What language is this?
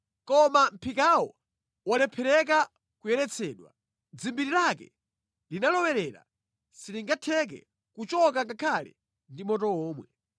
Nyanja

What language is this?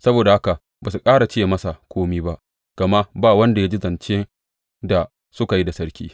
Hausa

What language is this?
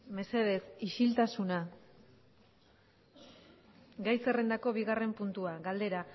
Basque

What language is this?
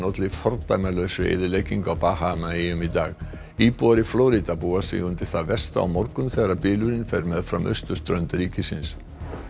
Icelandic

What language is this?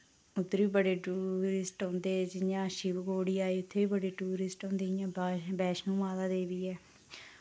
Dogri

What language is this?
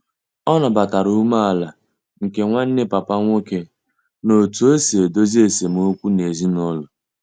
Igbo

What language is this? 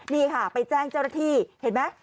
Thai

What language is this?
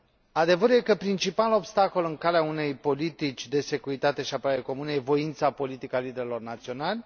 Romanian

